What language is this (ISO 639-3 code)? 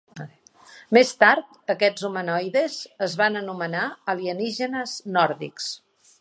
cat